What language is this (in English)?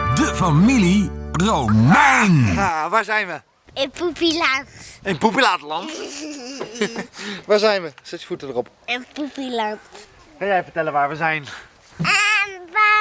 Dutch